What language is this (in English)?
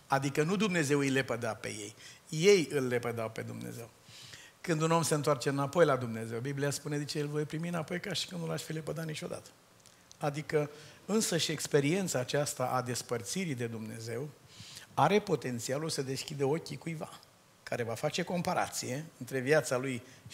Romanian